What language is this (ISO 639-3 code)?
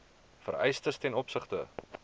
afr